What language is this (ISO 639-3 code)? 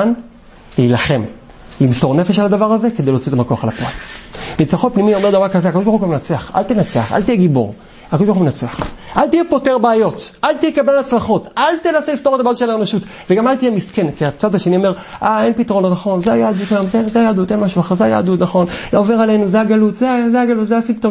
heb